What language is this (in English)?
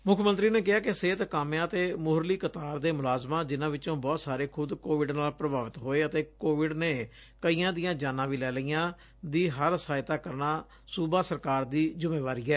Punjabi